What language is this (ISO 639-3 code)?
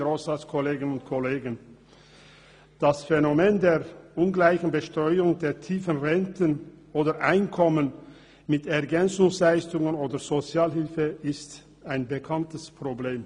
gsw